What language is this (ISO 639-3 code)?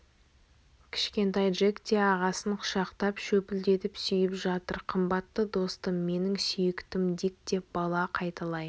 kaz